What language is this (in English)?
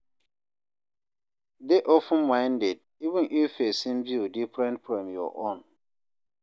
Nigerian Pidgin